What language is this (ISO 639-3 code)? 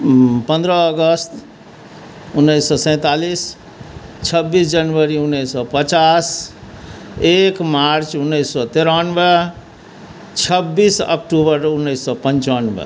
mai